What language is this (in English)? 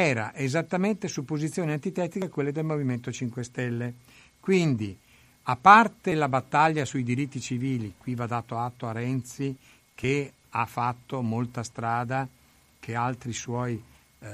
Italian